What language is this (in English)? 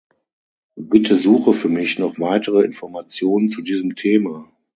German